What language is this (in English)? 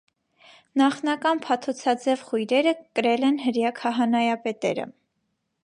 Armenian